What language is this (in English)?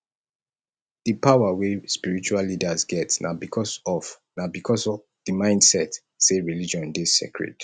Nigerian Pidgin